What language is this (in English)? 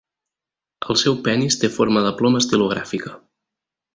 Catalan